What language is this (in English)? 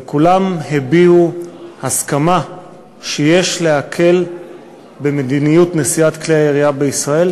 Hebrew